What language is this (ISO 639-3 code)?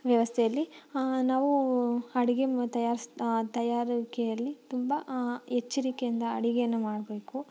kan